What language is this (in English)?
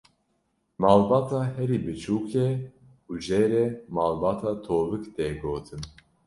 Kurdish